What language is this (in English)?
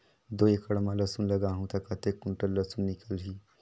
Chhattisgarhi